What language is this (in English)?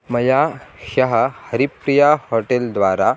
Sanskrit